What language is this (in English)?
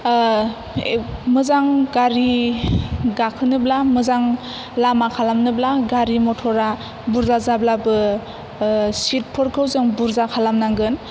Bodo